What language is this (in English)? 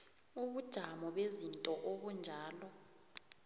South Ndebele